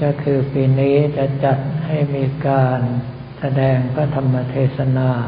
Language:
Thai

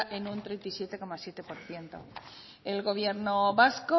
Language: Spanish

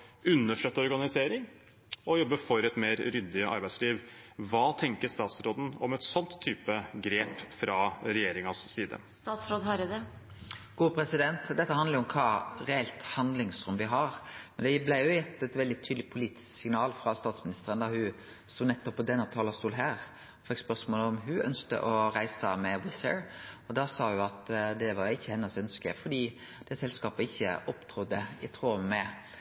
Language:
Norwegian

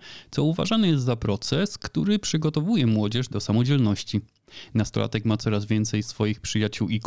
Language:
Polish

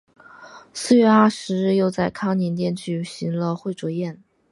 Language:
Chinese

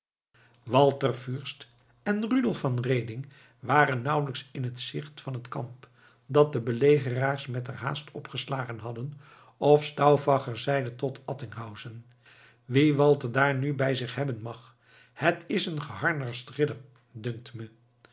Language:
Dutch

